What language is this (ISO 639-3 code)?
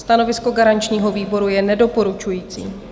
ces